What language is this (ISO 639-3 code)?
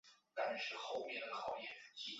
zho